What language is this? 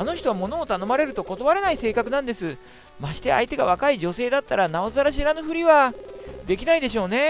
Japanese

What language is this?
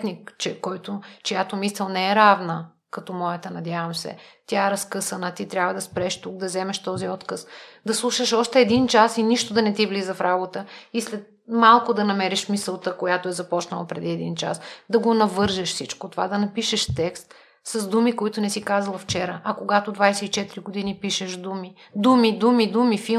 Bulgarian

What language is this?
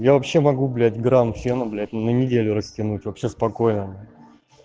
Russian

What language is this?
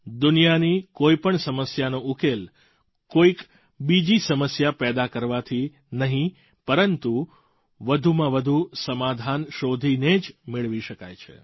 Gujarati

